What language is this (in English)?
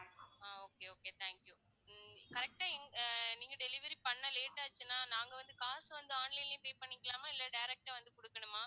Tamil